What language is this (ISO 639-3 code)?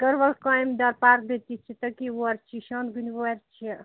kas